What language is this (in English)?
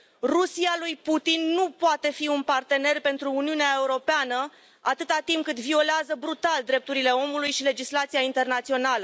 Romanian